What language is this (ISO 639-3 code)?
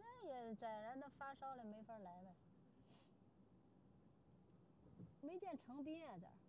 zho